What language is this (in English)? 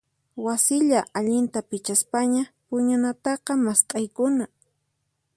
Puno Quechua